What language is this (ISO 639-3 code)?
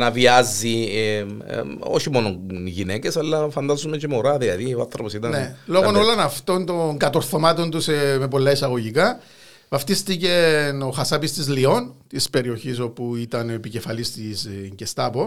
ell